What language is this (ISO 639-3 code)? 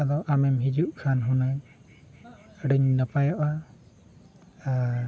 sat